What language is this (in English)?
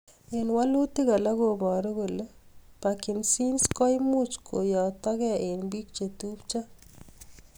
Kalenjin